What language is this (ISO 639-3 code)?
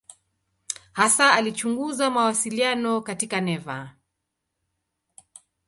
swa